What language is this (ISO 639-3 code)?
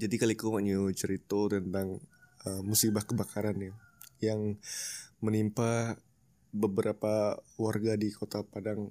ind